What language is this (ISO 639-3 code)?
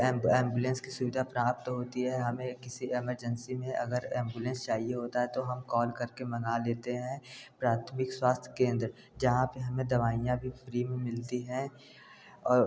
hin